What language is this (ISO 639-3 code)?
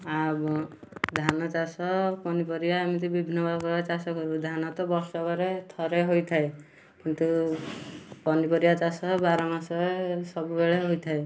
ori